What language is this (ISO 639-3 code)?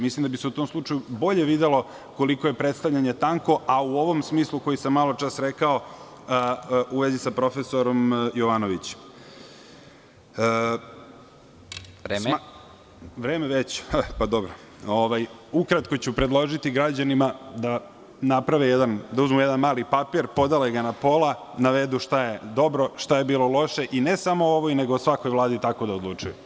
srp